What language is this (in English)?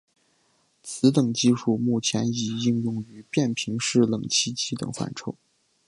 Chinese